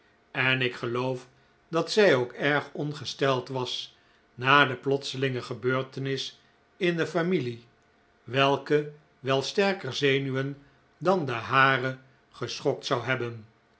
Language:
Dutch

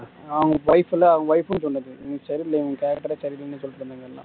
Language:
Tamil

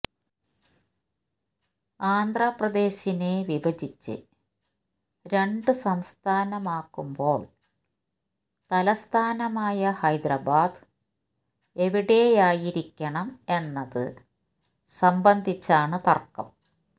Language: Malayalam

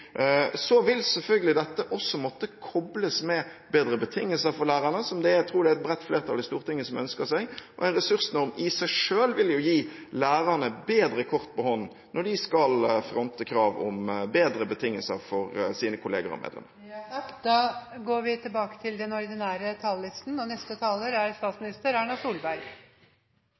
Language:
Norwegian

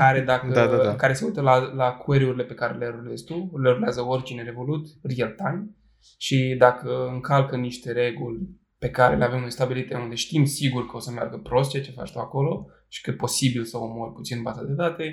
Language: Romanian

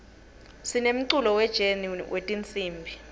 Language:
Swati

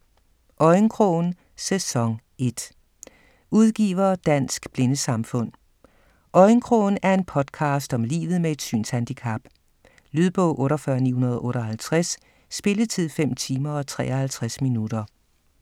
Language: Danish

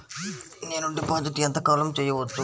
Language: Telugu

